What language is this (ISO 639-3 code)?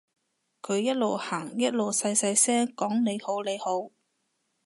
yue